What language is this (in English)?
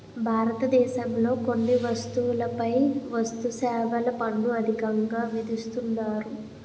Telugu